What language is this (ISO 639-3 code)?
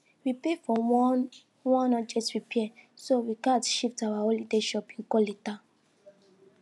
pcm